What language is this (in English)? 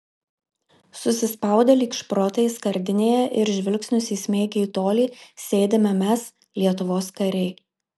Lithuanian